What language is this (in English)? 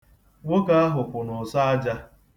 Igbo